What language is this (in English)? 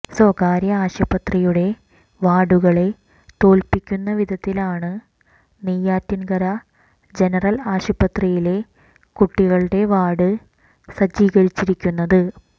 Malayalam